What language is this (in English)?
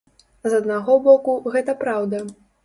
Belarusian